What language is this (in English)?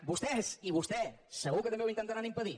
Catalan